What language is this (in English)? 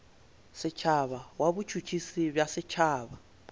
Northern Sotho